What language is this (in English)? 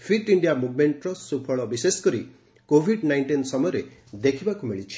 Odia